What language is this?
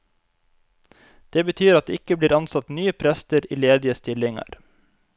Norwegian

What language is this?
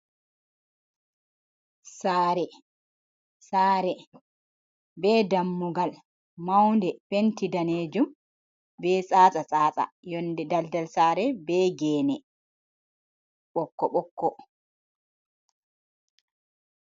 Fula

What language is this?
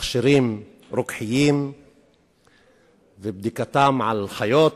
Hebrew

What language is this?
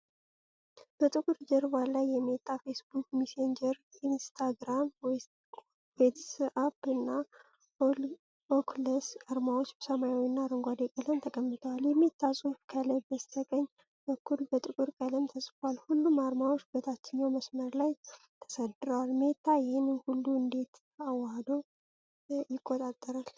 Amharic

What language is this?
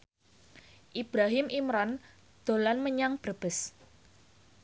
Javanese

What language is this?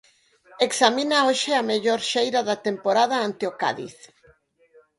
Galician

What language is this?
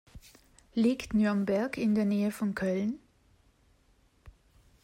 German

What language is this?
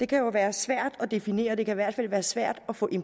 Danish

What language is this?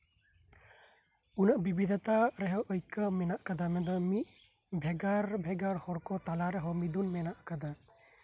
Santali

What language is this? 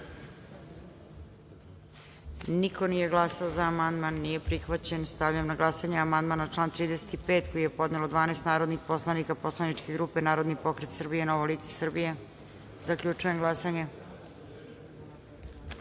Serbian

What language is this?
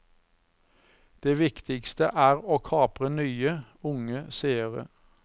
Norwegian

